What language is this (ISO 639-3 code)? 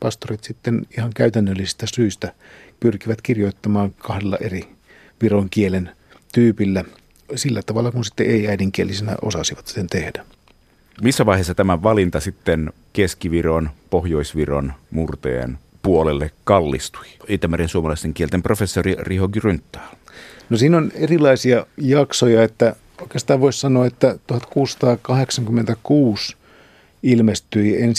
fin